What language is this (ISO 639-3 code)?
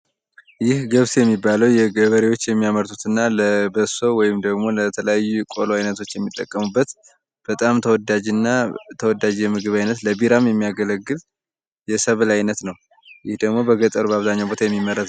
amh